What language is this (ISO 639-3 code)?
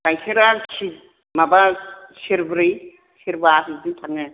brx